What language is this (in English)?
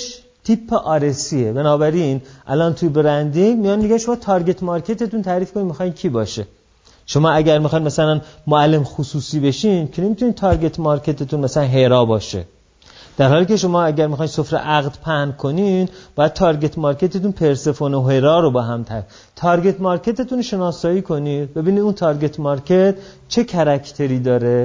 Persian